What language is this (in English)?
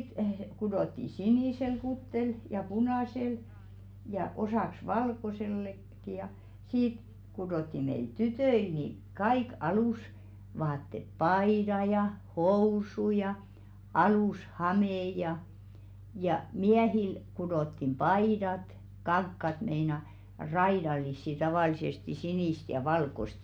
Finnish